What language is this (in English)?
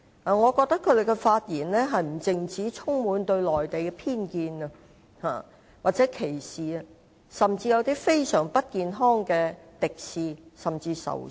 Cantonese